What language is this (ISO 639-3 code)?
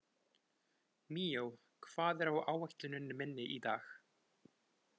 isl